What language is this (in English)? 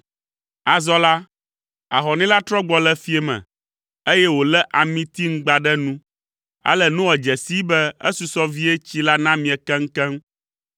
Ewe